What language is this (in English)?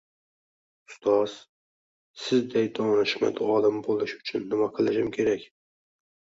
Uzbek